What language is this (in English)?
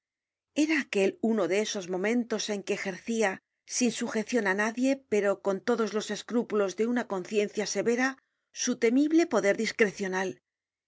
Spanish